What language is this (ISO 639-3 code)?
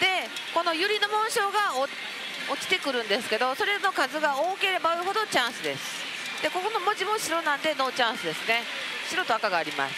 jpn